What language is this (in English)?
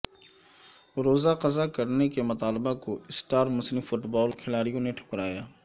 Urdu